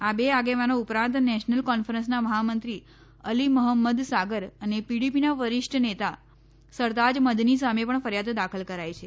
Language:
Gujarati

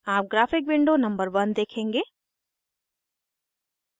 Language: Hindi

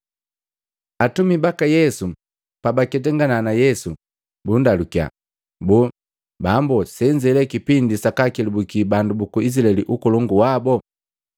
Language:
Matengo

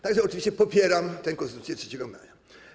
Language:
Polish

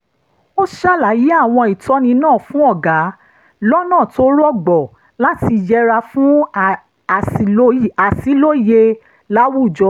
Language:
Yoruba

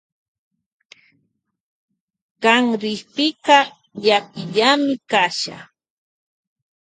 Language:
Loja Highland Quichua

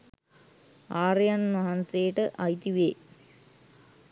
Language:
Sinhala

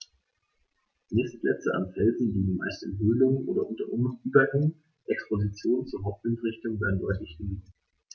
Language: German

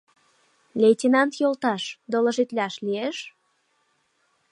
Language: Mari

